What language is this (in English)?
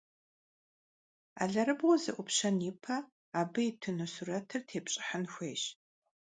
Kabardian